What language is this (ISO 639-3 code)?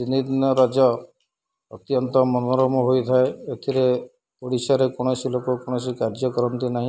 ori